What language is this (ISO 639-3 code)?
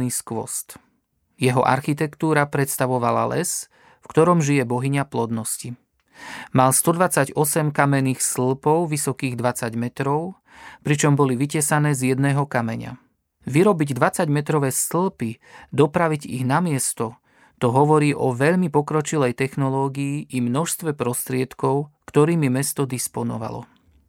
slk